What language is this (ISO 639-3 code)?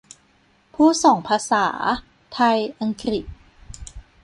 tha